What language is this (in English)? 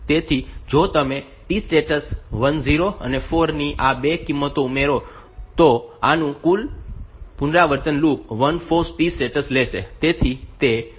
Gujarati